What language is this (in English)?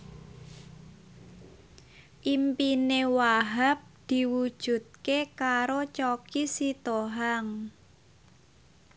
Javanese